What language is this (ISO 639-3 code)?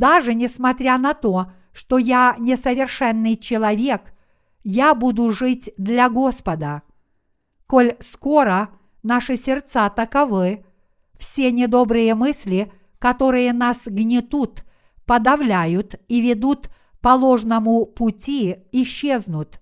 rus